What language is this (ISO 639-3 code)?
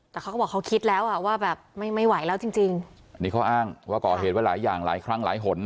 tha